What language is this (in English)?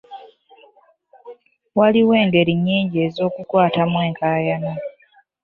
Ganda